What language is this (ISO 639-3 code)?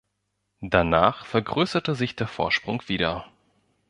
deu